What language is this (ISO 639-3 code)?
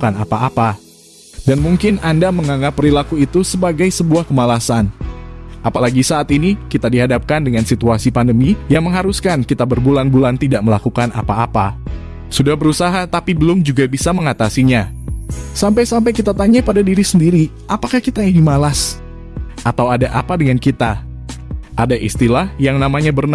ind